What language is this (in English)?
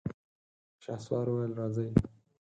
Pashto